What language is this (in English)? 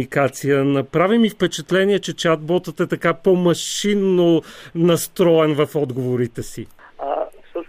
Bulgarian